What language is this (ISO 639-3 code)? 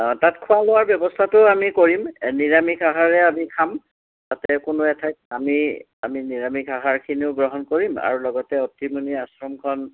asm